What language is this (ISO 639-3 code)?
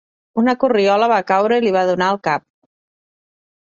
cat